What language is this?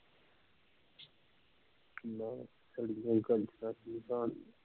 Punjabi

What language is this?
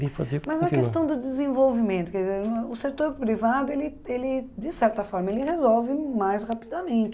Portuguese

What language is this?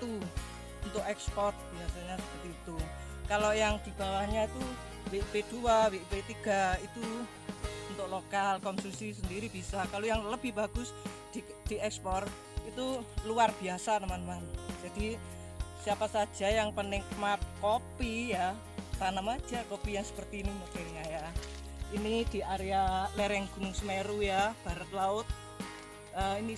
Indonesian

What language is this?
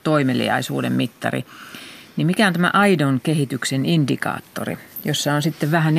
Finnish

